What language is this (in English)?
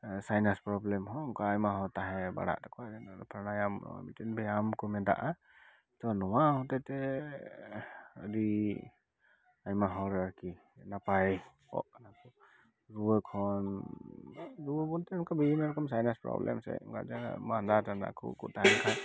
Santali